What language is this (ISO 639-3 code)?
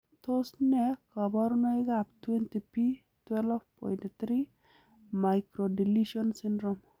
kln